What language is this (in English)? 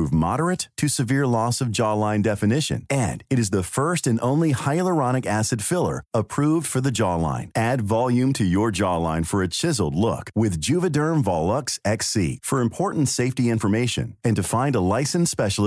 English